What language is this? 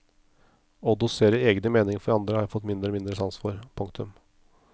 Norwegian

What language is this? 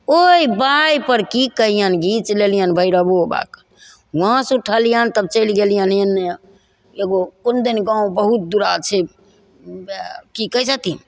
Maithili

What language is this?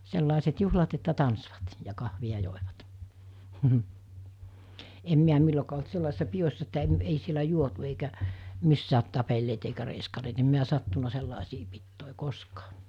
Finnish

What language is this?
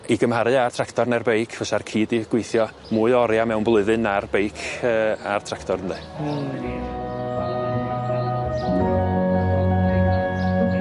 Welsh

